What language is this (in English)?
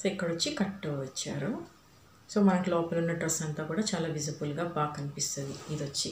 Romanian